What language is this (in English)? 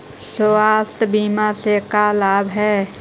Magahi